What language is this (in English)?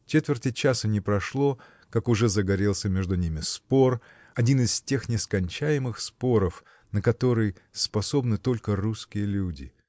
Russian